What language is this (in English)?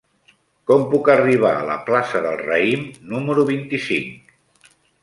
Catalan